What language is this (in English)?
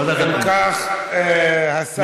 Hebrew